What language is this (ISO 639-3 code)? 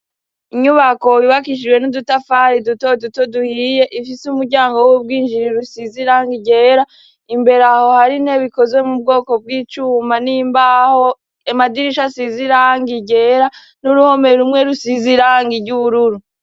run